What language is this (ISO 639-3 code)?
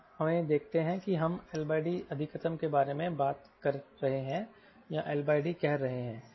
hin